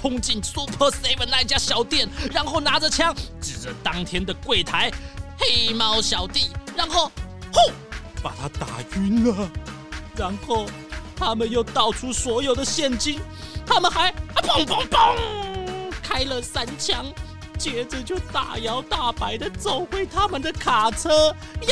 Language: Chinese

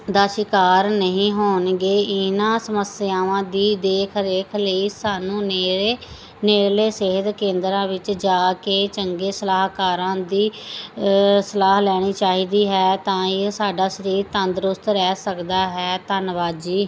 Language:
Punjabi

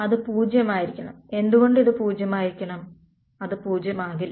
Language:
Malayalam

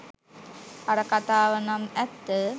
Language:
Sinhala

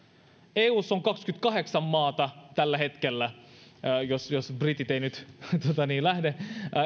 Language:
Finnish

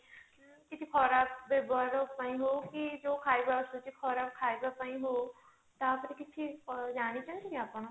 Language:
Odia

